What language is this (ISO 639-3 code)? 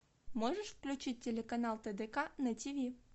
rus